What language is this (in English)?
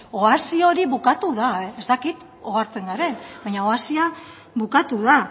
Basque